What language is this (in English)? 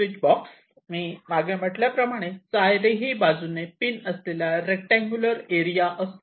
Marathi